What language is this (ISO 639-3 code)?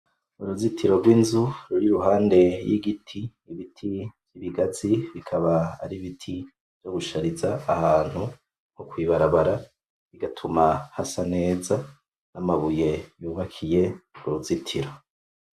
run